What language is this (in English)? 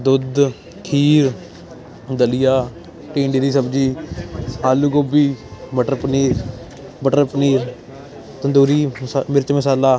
Punjabi